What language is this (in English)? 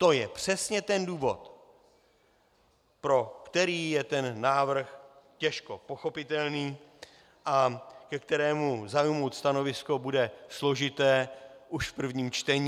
Czech